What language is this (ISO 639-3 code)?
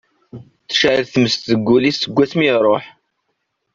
kab